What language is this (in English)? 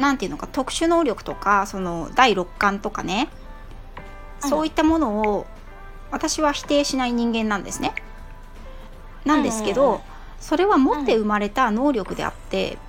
Japanese